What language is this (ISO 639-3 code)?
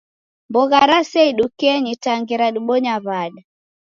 dav